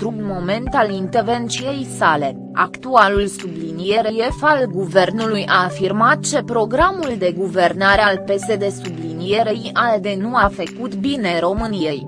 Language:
Romanian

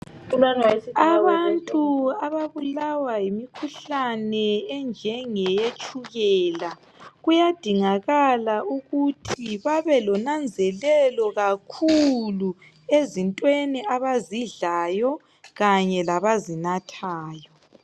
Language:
North Ndebele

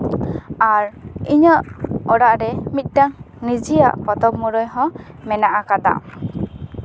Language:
Santali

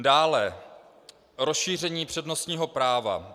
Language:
Czech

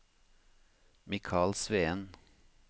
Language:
Norwegian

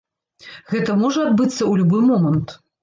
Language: Belarusian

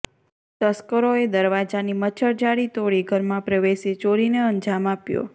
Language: Gujarati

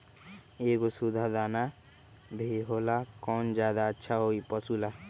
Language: Magahi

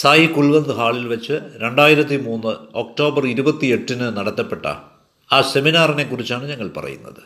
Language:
Malayalam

